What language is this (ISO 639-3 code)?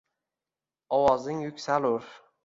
uzb